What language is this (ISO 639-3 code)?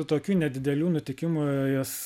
lit